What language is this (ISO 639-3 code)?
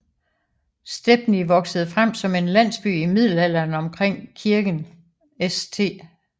dan